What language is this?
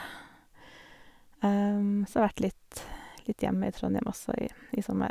Norwegian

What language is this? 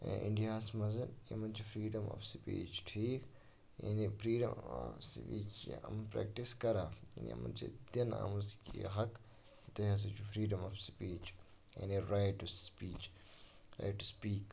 Kashmiri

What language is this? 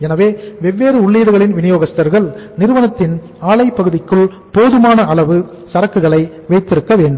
Tamil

